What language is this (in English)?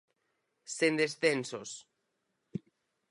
Galician